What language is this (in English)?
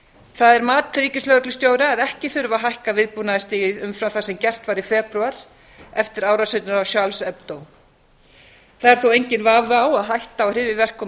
Icelandic